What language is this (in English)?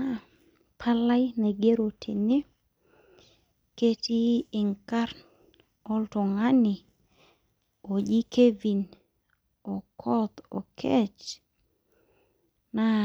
Masai